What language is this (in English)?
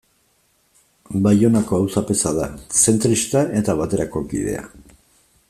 Basque